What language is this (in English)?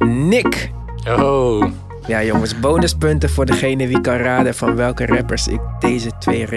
Dutch